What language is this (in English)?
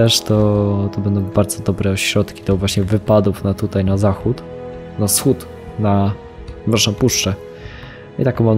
Polish